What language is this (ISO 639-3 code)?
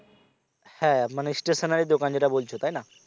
ben